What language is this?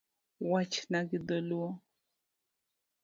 Luo (Kenya and Tanzania)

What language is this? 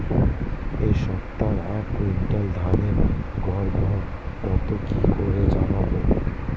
Bangla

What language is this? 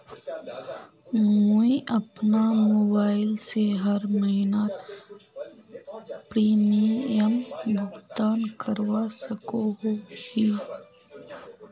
Magahi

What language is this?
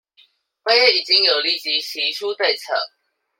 Chinese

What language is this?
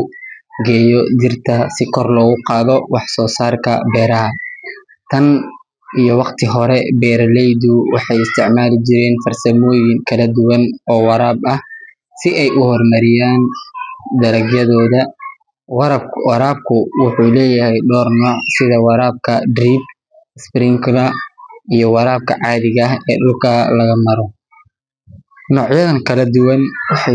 Somali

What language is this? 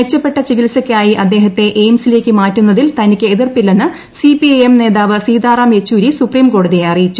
Malayalam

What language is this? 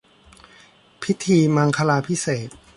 Thai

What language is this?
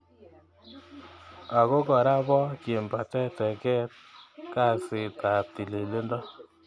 Kalenjin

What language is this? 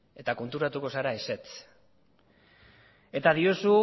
Basque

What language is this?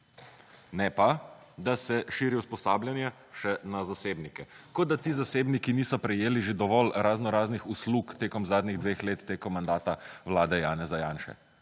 Slovenian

